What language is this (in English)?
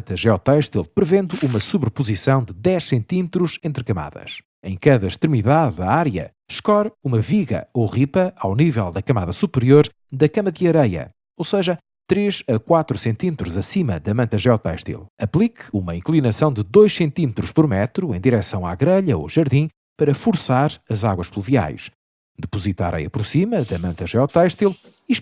Portuguese